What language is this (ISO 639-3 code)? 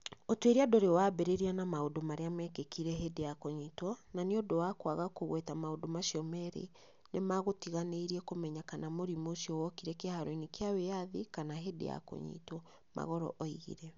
kik